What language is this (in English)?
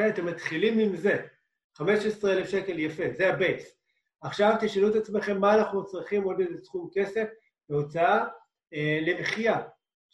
Hebrew